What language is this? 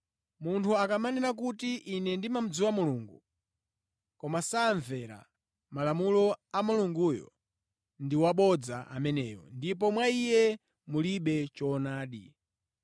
Nyanja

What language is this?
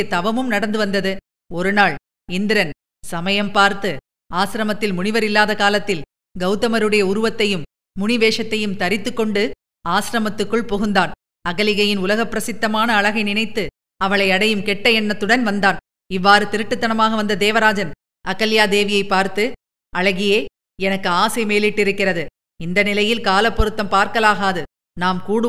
Tamil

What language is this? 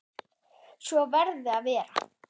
Icelandic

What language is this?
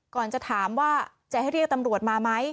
Thai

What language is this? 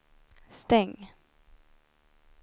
Swedish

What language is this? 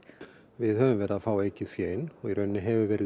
Icelandic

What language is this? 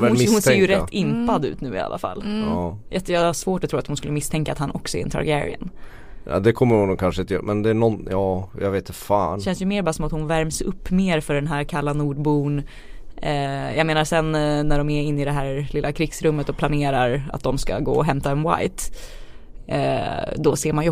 Swedish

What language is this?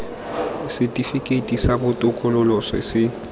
Tswana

